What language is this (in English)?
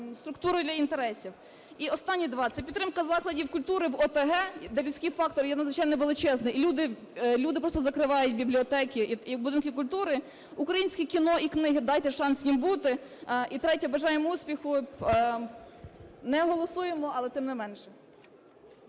Ukrainian